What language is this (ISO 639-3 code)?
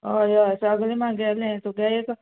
kok